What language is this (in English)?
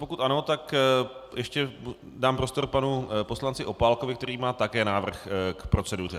Czech